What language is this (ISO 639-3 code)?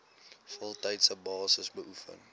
afr